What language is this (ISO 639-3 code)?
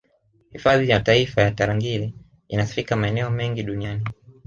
swa